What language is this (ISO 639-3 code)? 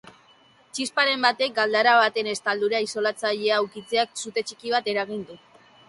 eus